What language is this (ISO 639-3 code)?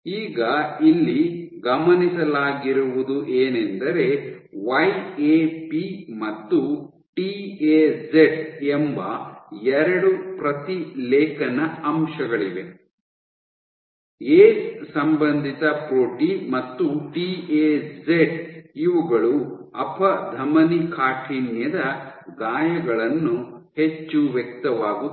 kan